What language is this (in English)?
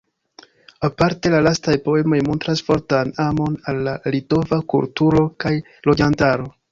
Esperanto